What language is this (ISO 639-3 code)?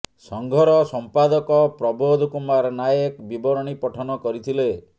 ori